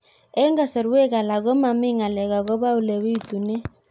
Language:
Kalenjin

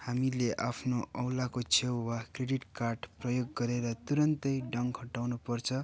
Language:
Nepali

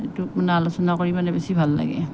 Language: Assamese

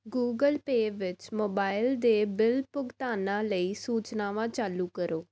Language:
Punjabi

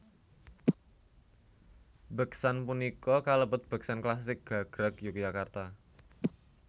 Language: Javanese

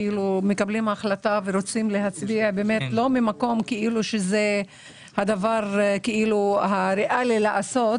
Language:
Hebrew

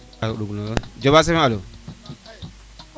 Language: Serer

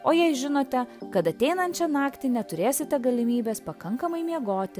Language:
Lithuanian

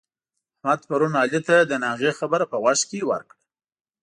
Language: Pashto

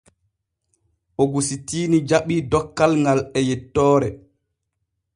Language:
Borgu Fulfulde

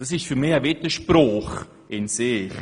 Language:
Swiss German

